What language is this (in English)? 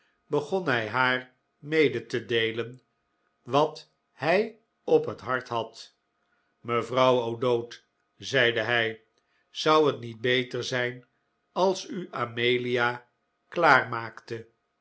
Dutch